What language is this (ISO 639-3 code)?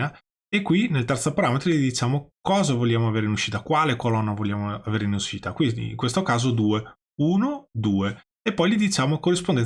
ita